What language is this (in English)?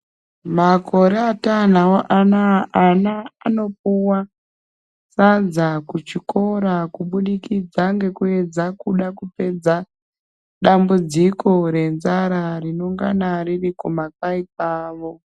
Ndau